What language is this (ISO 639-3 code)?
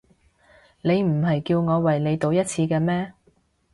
yue